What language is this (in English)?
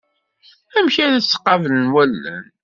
Kabyle